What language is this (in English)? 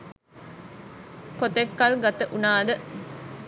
Sinhala